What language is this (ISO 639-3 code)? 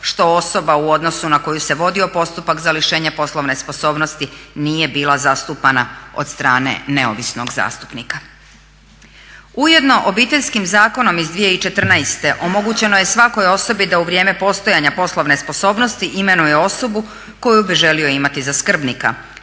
hrv